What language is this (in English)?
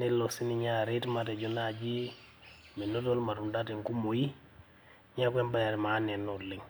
Masai